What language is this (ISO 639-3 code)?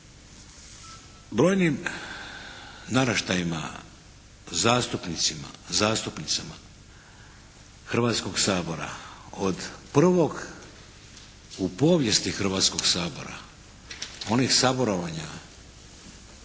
hrv